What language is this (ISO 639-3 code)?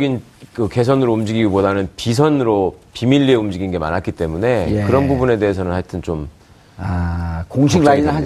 kor